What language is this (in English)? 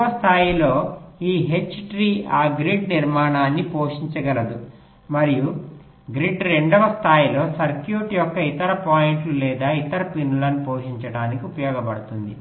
Telugu